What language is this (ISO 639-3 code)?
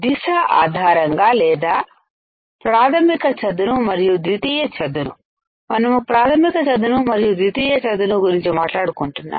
tel